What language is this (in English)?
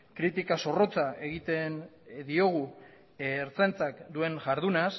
Basque